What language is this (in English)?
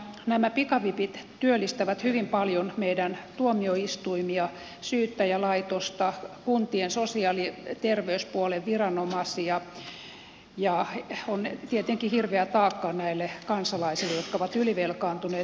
Finnish